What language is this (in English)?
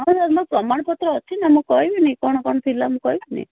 Odia